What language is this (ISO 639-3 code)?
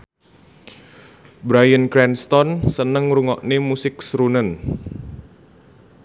jav